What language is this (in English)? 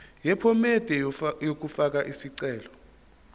Zulu